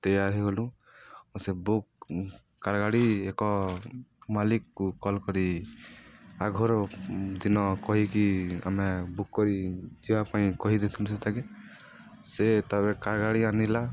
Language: Odia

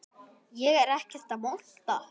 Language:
Icelandic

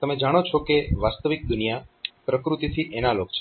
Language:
Gujarati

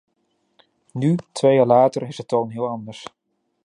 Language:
Dutch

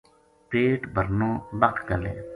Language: Gujari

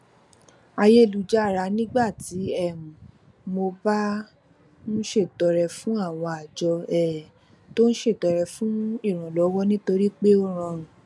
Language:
Yoruba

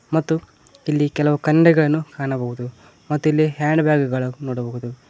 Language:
Kannada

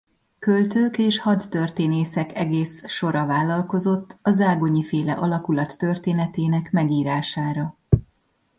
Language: Hungarian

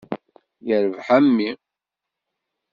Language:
Kabyle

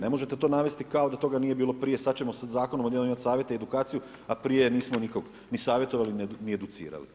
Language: Croatian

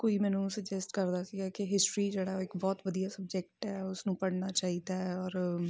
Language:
Punjabi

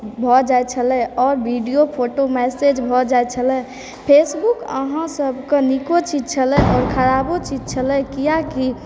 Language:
Maithili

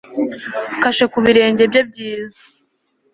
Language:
Kinyarwanda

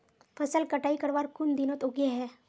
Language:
Magahi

